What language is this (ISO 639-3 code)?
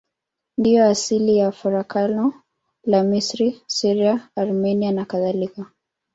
swa